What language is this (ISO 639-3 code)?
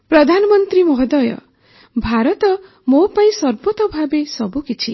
ori